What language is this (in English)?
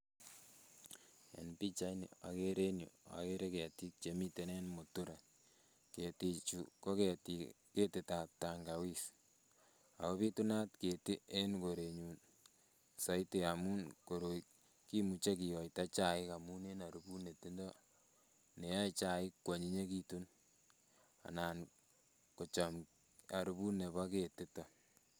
Kalenjin